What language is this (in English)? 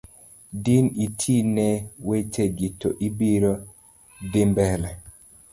Luo (Kenya and Tanzania)